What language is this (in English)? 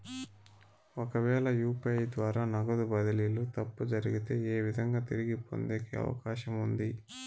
Telugu